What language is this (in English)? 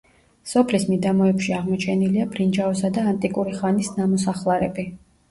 Georgian